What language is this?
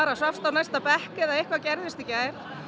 Icelandic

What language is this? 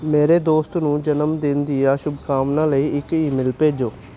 Punjabi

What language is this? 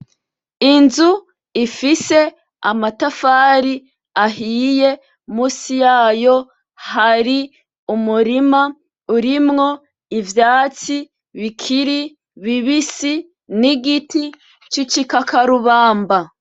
Rundi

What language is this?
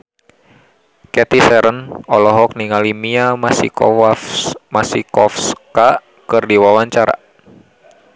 Sundanese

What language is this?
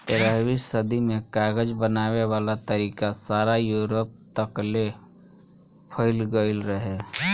Bhojpuri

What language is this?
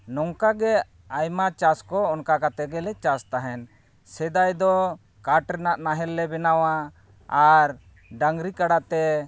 Santali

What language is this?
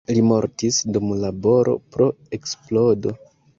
Esperanto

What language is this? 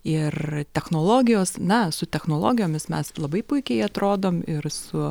Lithuanian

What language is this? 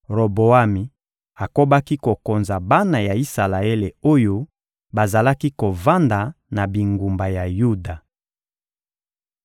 Lingala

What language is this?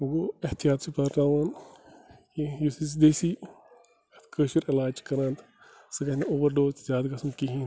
Kashmiri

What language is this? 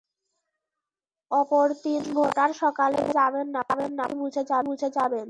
Bangla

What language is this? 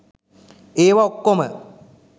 Sinhala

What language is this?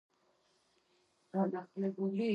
Georgian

